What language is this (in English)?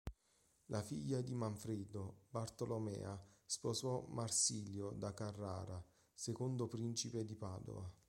Italian